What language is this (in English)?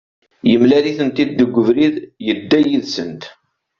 Kabyle